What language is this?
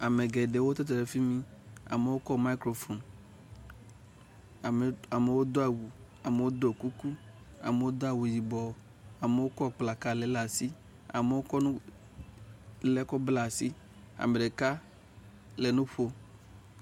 Ewe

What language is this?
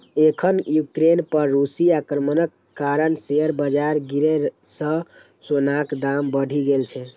Maithili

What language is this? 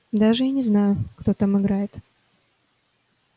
Russian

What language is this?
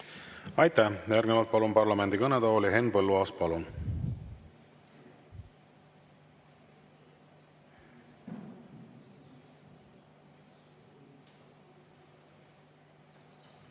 Estonian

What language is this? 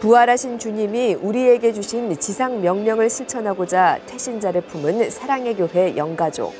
Korean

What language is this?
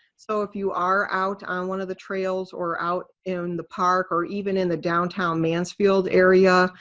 English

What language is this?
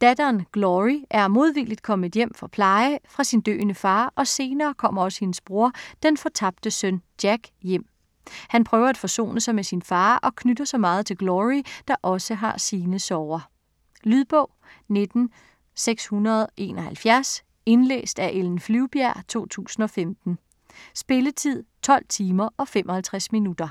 Danish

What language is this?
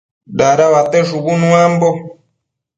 Matsés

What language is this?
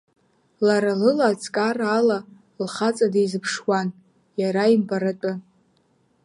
Abkhazian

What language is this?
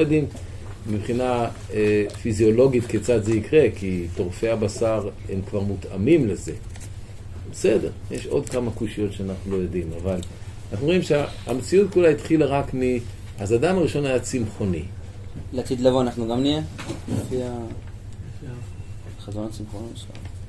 Hebrew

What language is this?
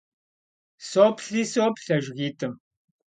Kabardian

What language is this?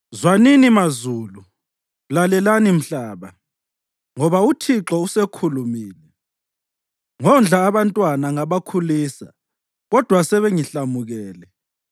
North Ndebele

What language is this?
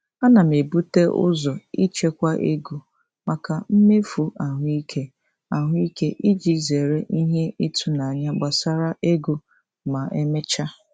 Igbo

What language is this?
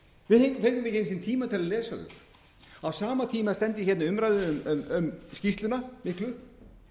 Icelandic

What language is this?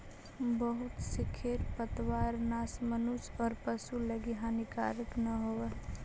Magahi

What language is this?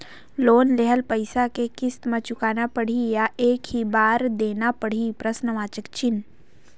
Chhattisgarhi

